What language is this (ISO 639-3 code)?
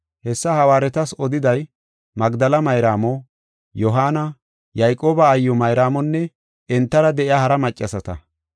gof